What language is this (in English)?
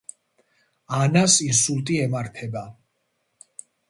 Georgian